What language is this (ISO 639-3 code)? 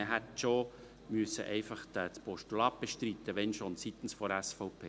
gsw